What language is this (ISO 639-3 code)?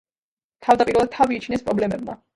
kat